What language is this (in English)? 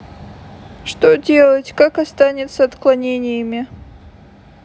Russian